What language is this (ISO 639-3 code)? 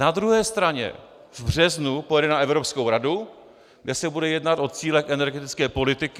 ces